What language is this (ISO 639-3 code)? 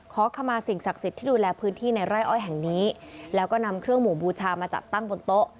tha